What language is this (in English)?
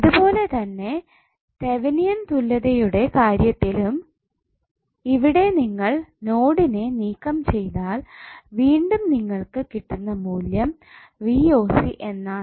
Malayalam